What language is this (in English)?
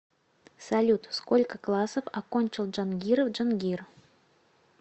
Russian